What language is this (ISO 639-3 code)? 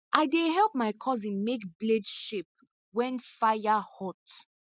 pcm